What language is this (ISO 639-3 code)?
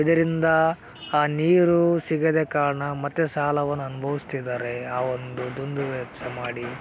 kan